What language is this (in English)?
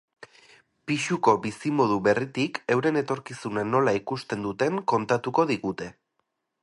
Basque